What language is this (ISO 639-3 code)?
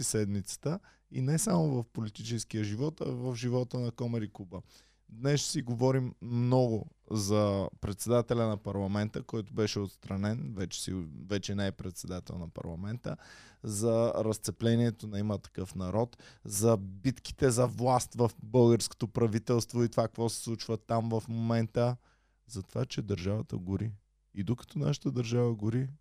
bul